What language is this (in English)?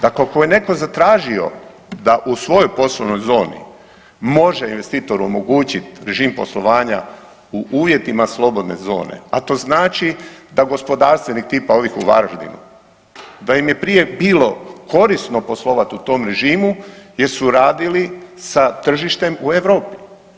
Croatian